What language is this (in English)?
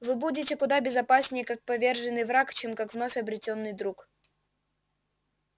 Russian